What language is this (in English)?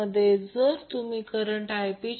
Marathi